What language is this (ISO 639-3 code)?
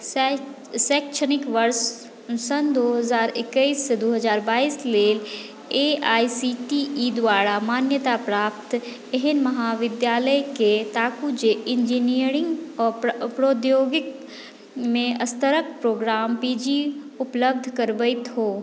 mai